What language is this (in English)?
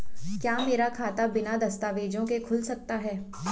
Hindi